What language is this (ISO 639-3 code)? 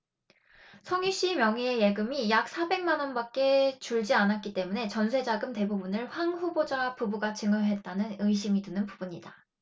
kor